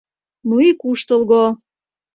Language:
Mari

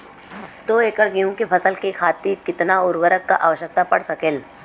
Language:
Bhojpuri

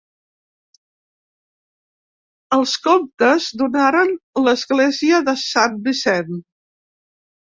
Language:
Catalan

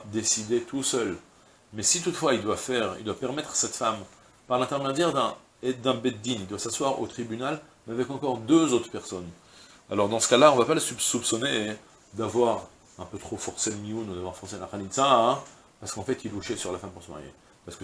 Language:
French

